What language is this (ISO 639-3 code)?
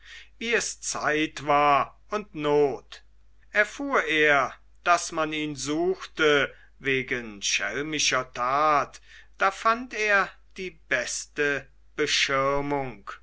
deu